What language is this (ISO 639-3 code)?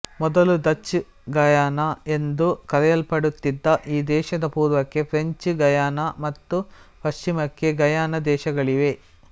kan